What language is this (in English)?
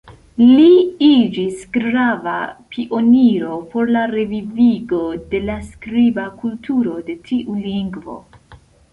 Esperanto